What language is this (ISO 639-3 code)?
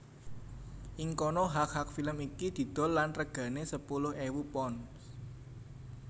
jav